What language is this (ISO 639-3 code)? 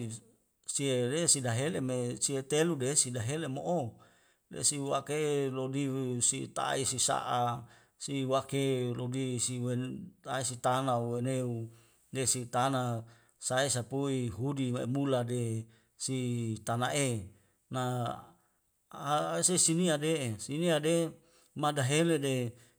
weo